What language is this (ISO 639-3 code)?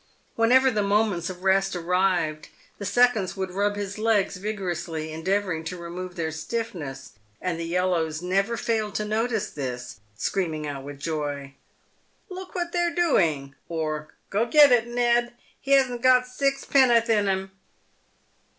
eng